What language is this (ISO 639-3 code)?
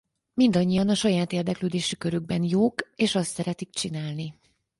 hun